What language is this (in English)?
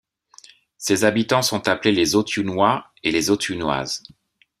French